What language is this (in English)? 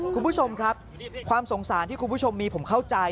Thai